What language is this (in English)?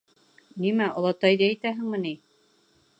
Bashkir